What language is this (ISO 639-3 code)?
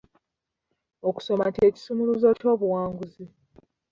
lug